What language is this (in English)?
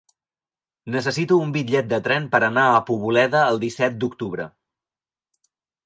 Catalan